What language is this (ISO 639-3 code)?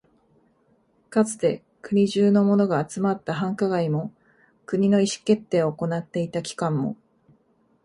jpn